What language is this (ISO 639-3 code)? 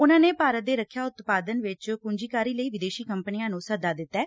pan